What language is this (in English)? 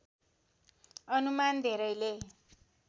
Nepali